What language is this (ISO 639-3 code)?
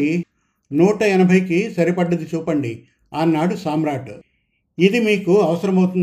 tel